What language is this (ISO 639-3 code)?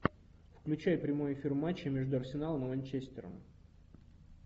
rus